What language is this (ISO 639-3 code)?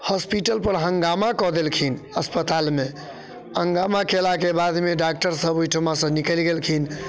mai